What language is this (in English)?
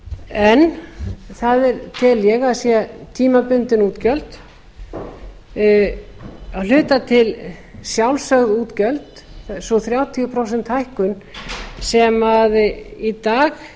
Icelandic